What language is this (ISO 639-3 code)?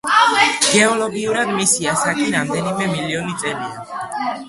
kat